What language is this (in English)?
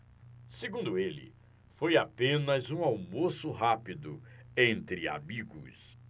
Portuguese